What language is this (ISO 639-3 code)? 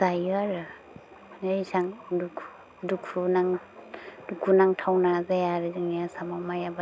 brx